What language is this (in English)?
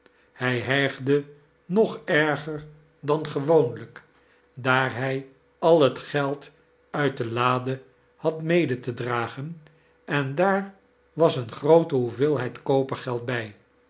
Dutch